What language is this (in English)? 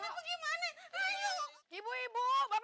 Indonesian